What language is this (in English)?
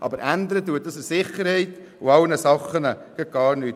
Swiss German